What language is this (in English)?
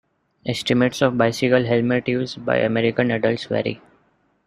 English